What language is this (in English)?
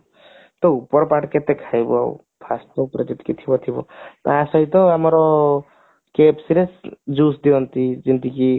Odia